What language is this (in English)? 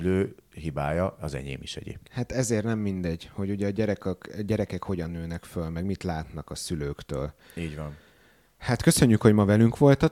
Hungarian